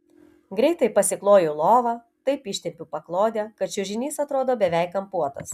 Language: Lithuanian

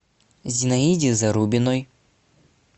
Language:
Russian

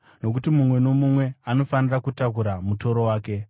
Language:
Shona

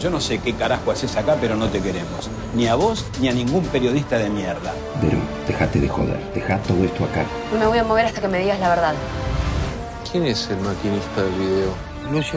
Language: Spanish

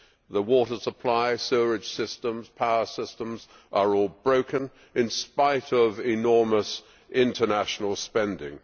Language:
English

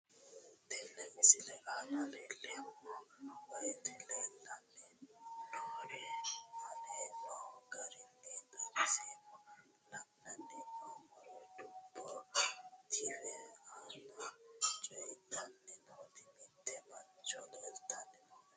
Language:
Sidamo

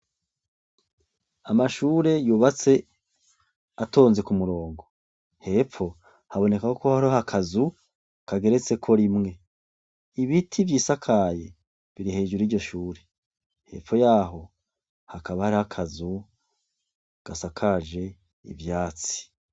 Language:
Rundi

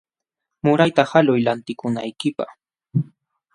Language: Jauja Wanca Quechua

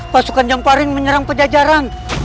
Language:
Indonesian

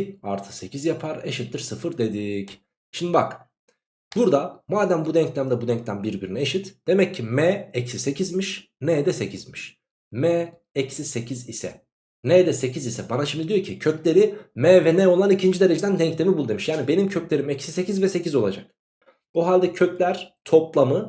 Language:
Turkish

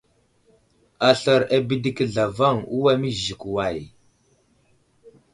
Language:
Wuzlam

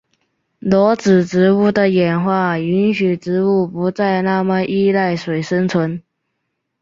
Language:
Chinese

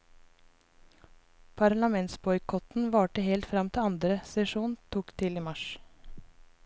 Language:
Norwegian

